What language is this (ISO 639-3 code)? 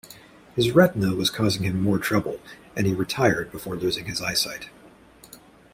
eng